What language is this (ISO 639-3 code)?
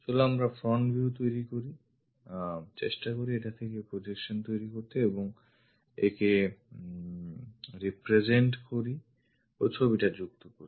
ben